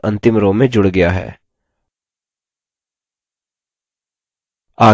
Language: Hindi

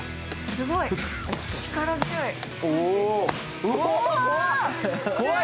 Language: Japanese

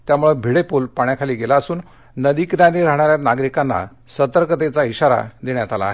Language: Marathi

